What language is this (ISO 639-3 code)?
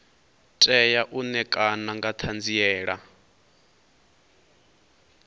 ven